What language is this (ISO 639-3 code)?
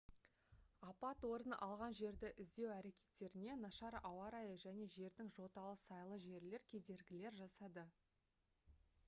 kaz